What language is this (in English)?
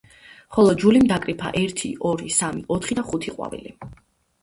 Georgian